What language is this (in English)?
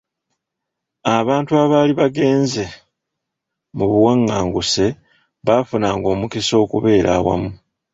Ganda